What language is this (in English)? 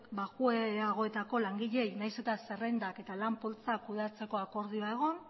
Basque